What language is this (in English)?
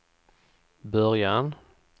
Swedish